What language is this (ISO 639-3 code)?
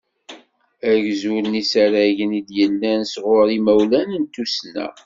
kab